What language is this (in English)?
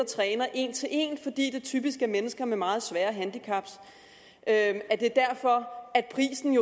Danish